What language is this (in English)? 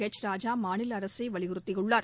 Tamil